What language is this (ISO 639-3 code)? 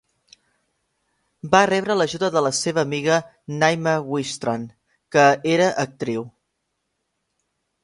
cat